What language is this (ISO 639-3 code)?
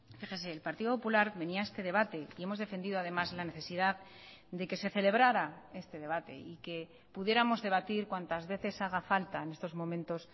spa